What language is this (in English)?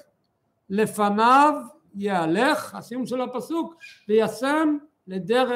Hebrew